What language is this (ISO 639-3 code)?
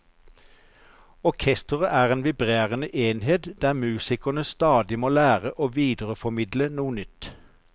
nor